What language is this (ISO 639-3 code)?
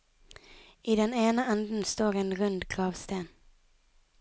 nor